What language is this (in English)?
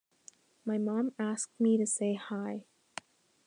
English